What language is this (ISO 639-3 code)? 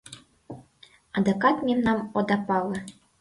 chm